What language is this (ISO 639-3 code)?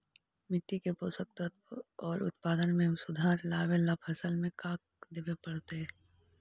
mag